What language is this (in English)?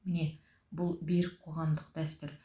Kazakh